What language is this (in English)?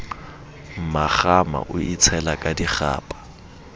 Southern Sotho